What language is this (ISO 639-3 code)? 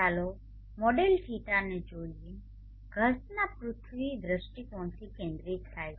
guj